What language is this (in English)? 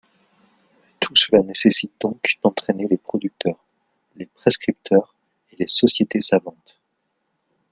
French